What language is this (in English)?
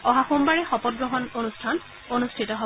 Assamese